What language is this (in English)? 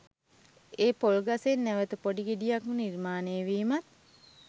Sinhala